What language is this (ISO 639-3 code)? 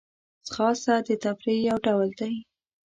pus